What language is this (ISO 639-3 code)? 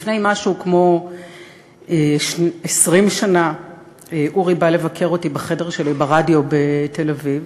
heb